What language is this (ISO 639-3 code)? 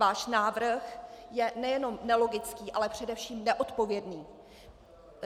ces